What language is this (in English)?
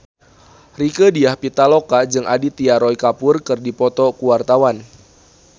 Sundanese